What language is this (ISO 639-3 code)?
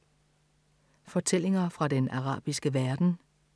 dan